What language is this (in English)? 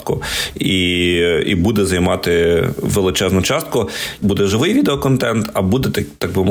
Ukrainian